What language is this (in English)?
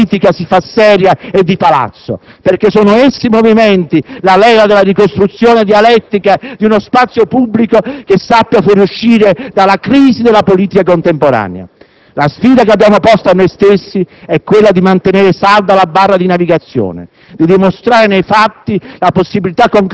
Italian